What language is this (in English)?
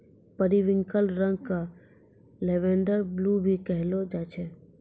Maithili